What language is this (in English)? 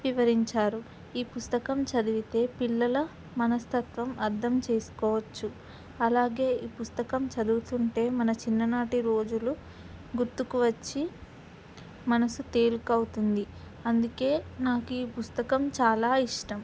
Telugu